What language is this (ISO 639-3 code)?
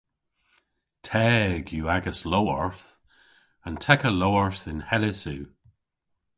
cor